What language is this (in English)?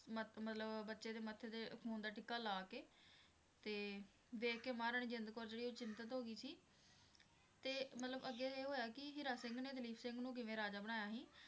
Punjabi